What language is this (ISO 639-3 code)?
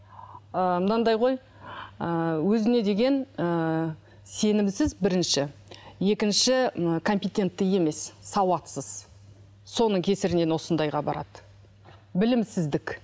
kaz